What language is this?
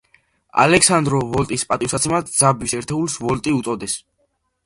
Georgian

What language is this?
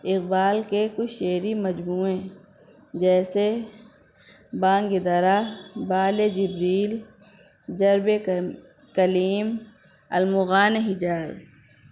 Urdu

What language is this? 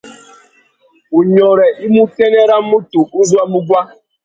Tuki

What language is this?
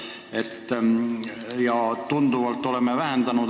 Estonian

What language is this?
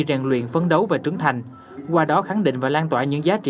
Vietnamese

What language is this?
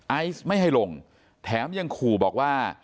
Thai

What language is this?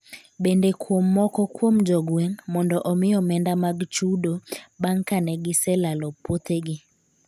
Luo (Kenya and Tanzania)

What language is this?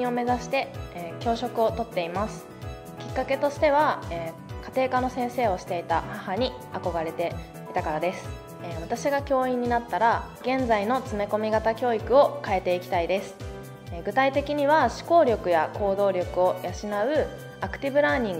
Japanese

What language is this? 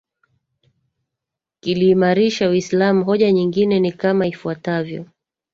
Swahili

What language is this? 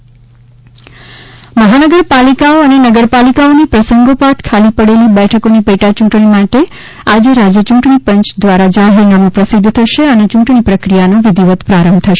Gujarati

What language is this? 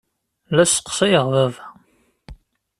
Kabyle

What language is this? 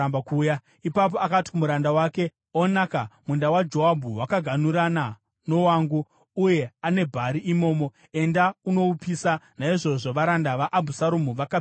Shona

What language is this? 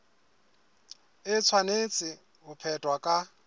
Southern Sotho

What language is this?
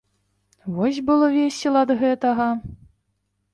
Belarusian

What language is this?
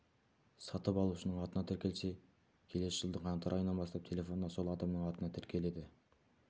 Kazakh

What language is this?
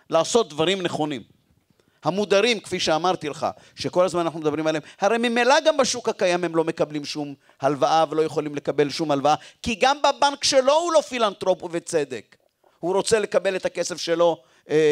Hebrew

